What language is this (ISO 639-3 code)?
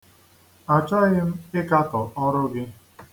ibo